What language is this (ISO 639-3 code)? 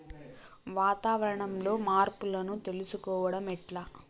tel